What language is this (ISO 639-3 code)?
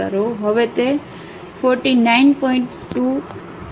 guj